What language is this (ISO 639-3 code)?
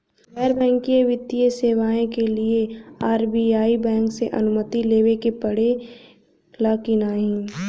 bho